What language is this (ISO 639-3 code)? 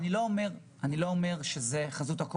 heb